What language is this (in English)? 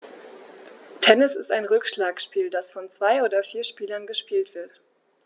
German